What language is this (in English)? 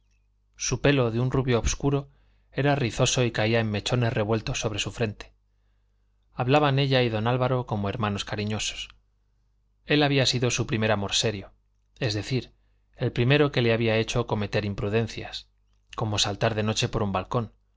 Spanish